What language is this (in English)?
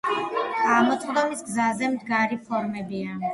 Georgian